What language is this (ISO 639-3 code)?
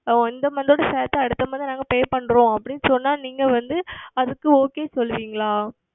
tam